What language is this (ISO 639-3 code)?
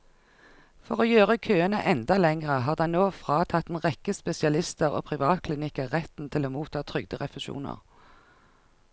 nor